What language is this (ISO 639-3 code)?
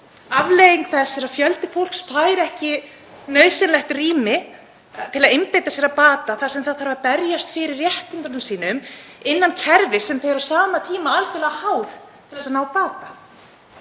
isl